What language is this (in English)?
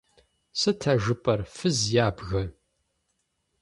Kabardian